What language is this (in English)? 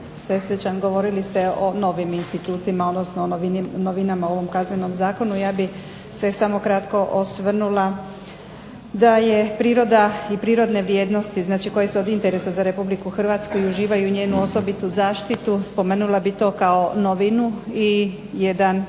Croatian